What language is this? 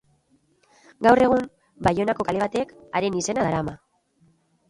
Basque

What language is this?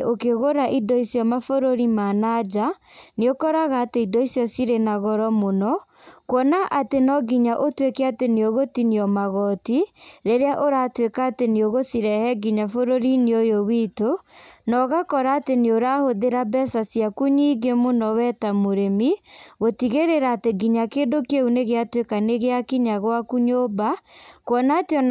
Kikuyu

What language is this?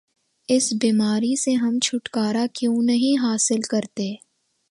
Urdu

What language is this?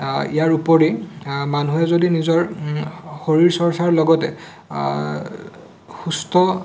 Assamese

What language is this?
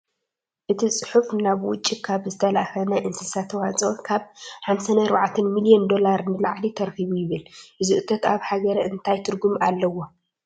Tigrinya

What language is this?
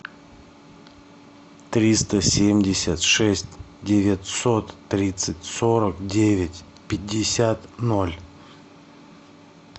Russian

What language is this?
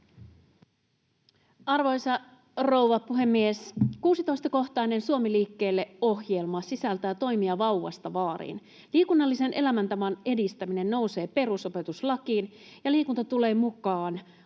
Finnish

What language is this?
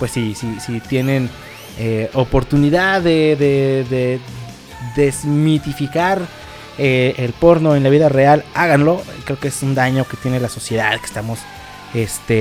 Spanish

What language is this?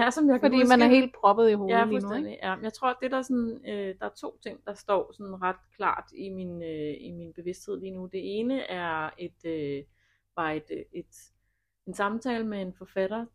Danish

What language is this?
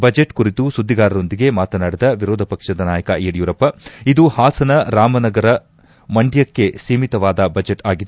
Kannada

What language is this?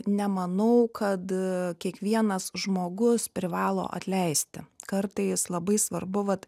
Lithuanian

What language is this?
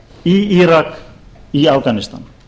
Icelandic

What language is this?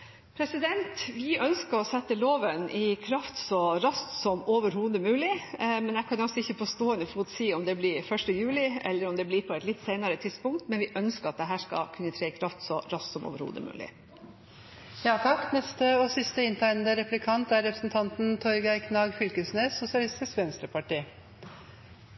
Norwegian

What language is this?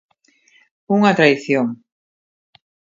Galician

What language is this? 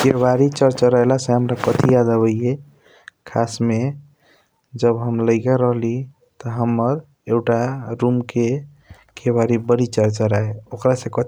Kochila Tharu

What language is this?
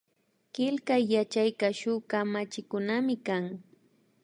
Imbabura Highland Quichua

